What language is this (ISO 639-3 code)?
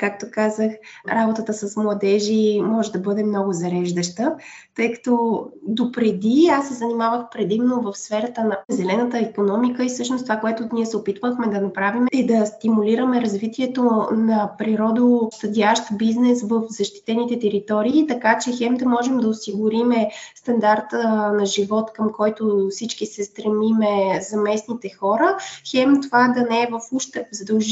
bul